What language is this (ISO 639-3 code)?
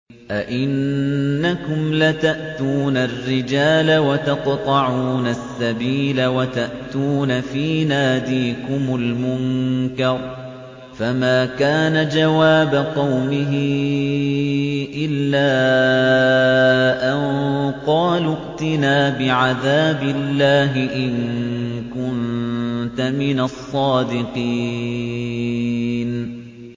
ara